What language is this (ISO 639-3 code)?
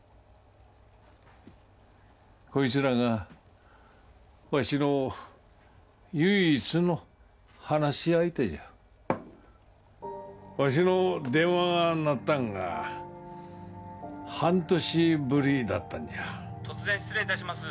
jpn